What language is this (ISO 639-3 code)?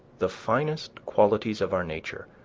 eng